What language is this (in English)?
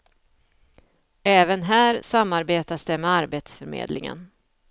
Swedish